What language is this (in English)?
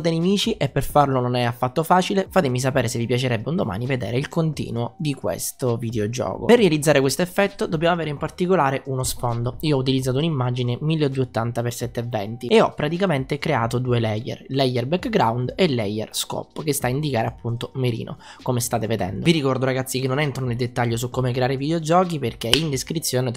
Italian